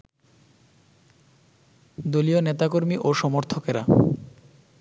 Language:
Bangla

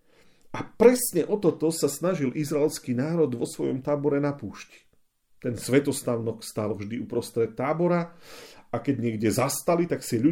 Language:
Slovak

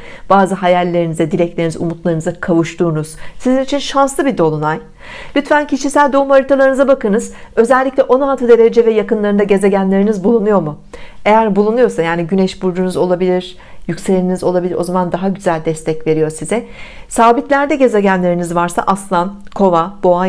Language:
Turkish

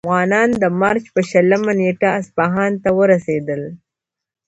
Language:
Pashto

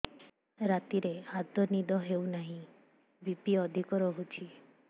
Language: Odia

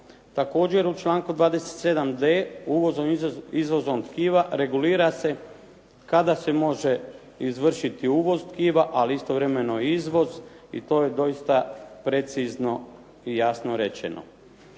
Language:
Croatian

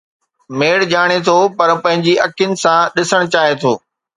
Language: Sindhi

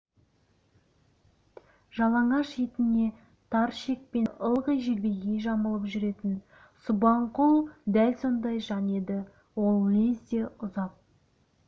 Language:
Kazakh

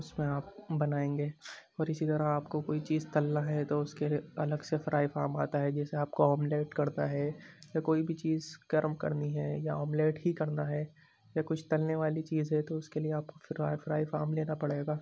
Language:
Urdu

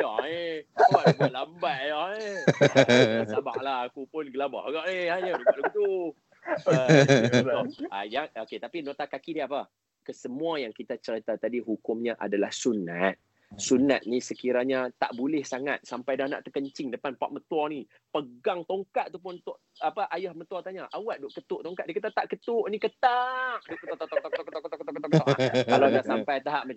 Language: Malay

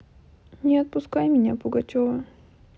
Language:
Russian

